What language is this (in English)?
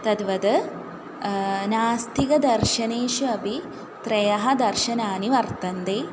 Sanskrit